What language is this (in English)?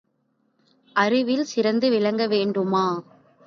Tamil